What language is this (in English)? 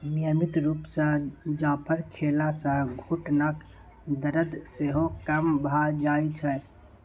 Maithili